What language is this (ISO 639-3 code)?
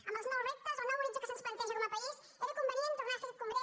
cat